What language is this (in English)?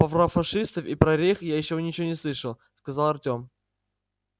Russian